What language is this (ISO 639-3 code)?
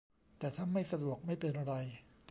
tha